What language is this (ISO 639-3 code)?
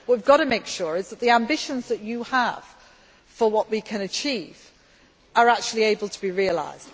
eng